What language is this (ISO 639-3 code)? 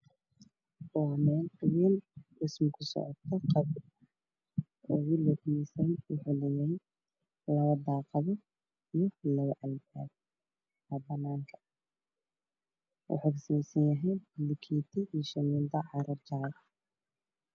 som